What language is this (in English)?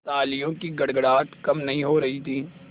Hindi